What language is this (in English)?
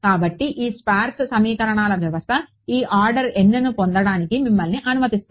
Telugu